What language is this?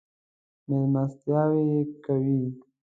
Pashto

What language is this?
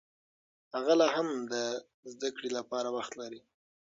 Pashto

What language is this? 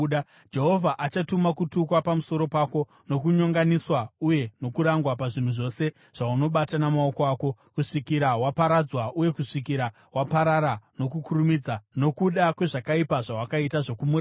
Shona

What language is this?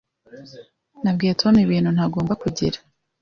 Kinyarwanda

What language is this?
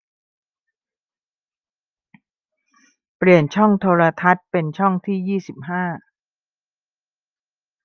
Thai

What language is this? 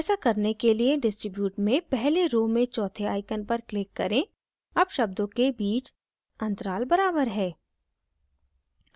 Hindi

